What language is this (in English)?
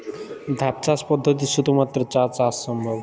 Bangla